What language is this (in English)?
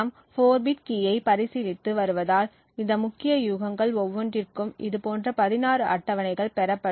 Tamil